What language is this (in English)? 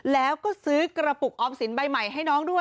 Thai